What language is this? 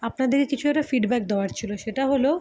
Bangla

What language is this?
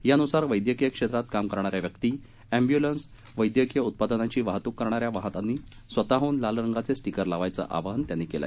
Marathi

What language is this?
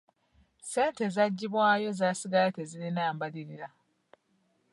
Ganda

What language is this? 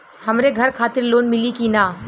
Bhojpuri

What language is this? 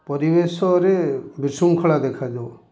Odia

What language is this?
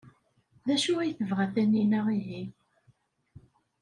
Kabyle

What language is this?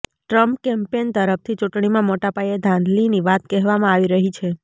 Gujarati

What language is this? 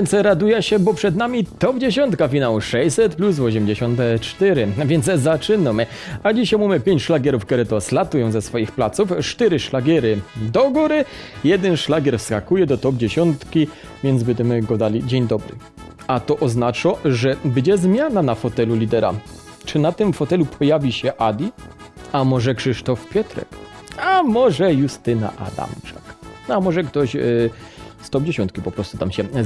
Polish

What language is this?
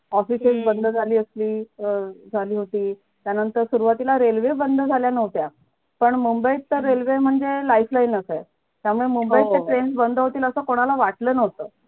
Marathi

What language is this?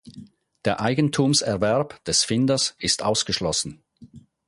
German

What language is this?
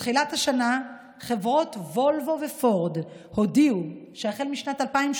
Hebrew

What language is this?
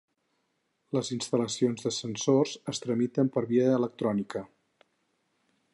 Catalan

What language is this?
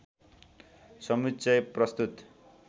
Nepali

